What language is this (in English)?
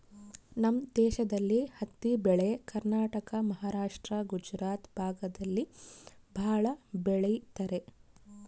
Kannada